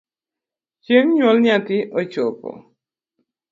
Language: Luo (Kenya and Tanzania)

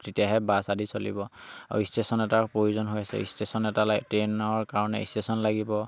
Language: Assamese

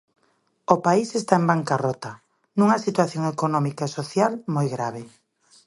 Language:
Galician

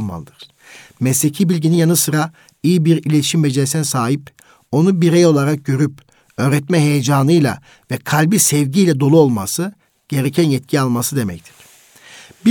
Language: Turkish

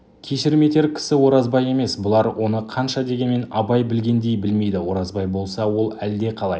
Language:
Kazakh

